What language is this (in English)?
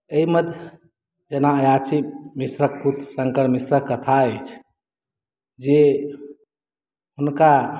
Maithili